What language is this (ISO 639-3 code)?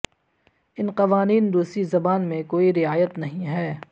urd